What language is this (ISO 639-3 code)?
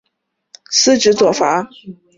zho